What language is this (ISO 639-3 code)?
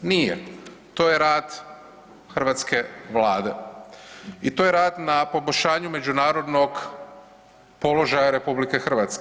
hrv